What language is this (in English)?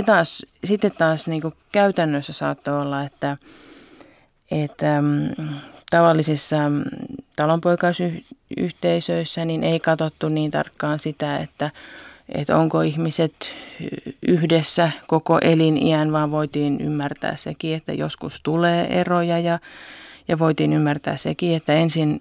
Finnish